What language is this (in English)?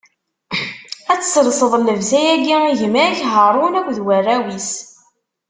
Kabyle